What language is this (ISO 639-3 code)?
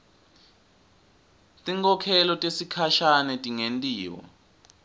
ssw